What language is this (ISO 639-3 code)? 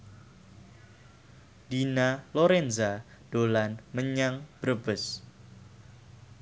jav